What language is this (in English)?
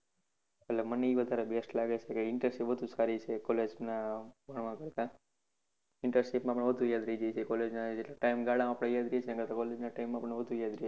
Gujarati